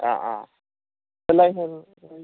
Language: Bodo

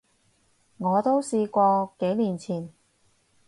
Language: Cantonese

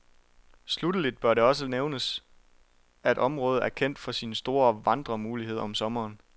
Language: Danish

